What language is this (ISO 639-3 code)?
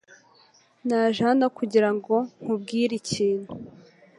kin